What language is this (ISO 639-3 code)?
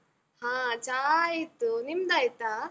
kan